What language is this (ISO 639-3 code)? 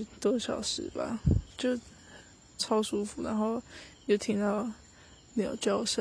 zho